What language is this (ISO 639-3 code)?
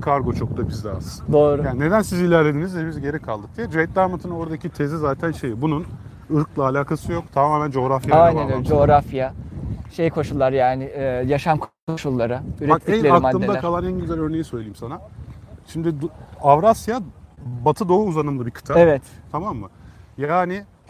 tur